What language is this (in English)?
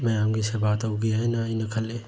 Manipuri